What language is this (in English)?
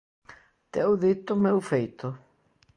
Galician